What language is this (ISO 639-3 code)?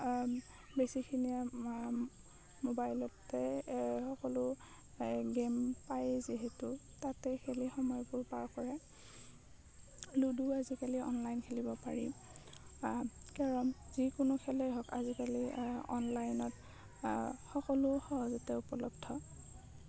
asm